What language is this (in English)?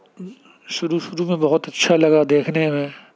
Urdu